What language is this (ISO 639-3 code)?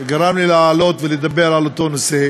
heb